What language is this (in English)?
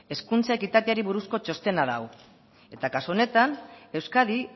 Basque